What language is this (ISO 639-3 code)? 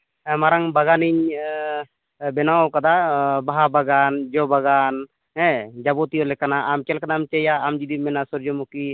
sat